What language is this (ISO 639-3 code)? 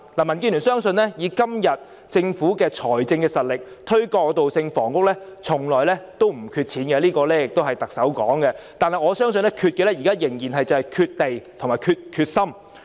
yue